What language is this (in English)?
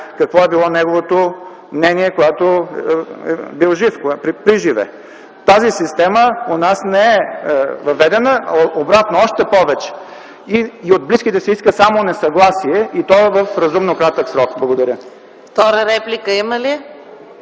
Bulgarian